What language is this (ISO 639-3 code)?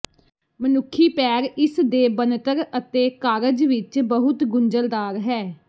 pan